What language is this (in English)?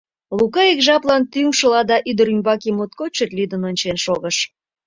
Mari